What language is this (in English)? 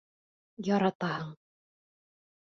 Bashkir